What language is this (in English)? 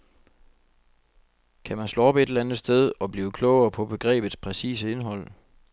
Danish